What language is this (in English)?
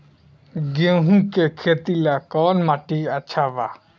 Bhojpuri